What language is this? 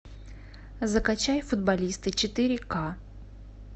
Russian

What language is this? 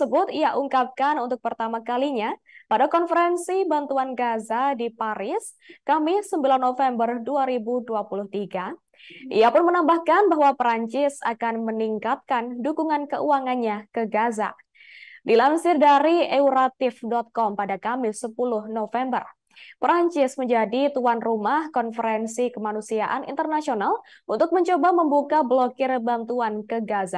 Indonesian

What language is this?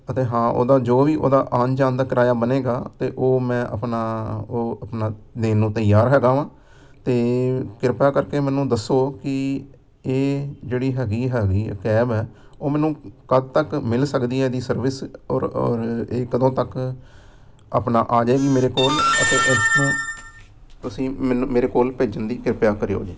Punjabi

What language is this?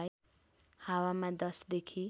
Nepali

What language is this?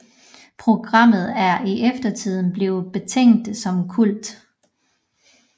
Danish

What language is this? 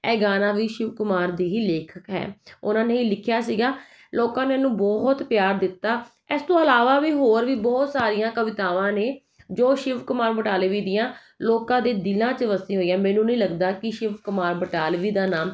Punjabi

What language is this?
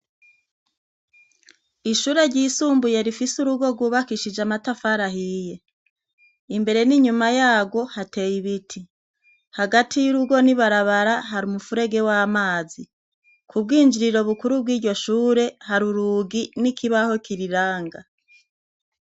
Rundi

